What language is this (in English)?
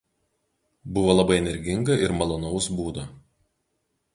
Lithuanian